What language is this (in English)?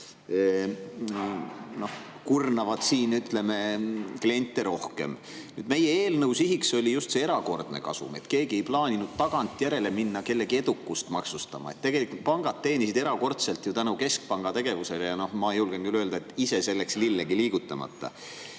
Estonian